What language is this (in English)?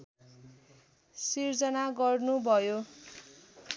Nepali